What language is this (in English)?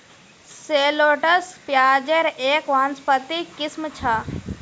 Magahi